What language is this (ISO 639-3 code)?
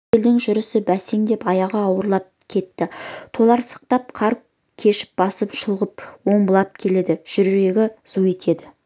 kaz